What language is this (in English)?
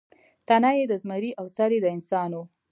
Pashto